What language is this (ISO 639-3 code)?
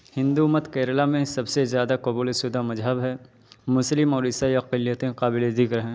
urd